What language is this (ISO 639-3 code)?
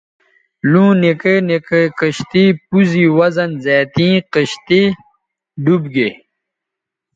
btv